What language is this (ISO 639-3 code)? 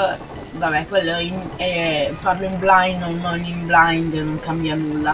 ita